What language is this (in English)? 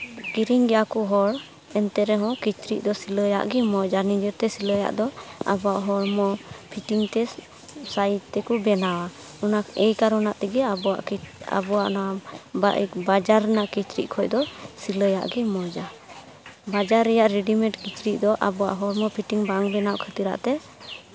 Santali